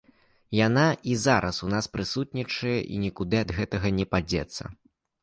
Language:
Belarusian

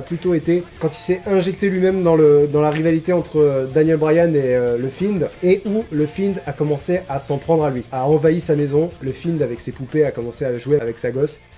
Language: French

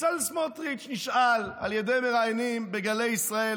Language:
Hebrew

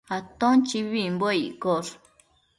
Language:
Matsés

